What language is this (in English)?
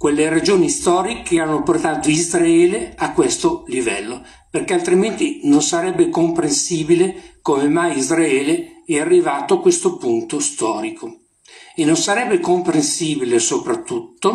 Italian